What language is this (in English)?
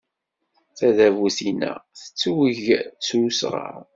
Kabyle